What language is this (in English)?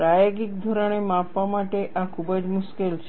Gujarati